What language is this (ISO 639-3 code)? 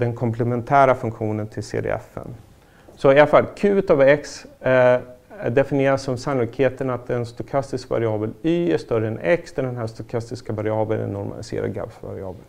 swe